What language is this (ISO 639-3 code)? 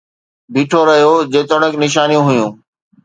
snd